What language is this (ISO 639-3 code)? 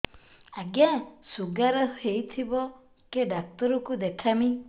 ori